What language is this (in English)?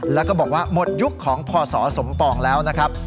Thai